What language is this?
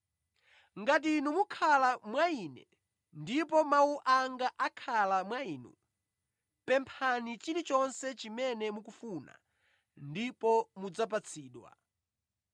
Nyanja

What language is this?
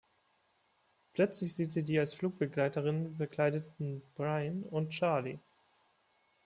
German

